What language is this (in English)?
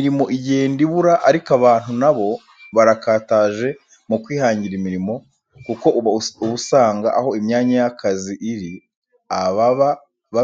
Kinyarwanda